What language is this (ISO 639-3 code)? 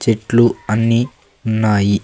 tel